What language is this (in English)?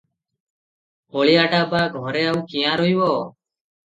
Odia